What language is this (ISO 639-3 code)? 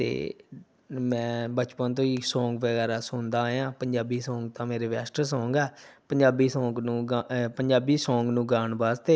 pan